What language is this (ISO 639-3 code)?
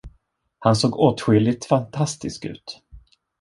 swe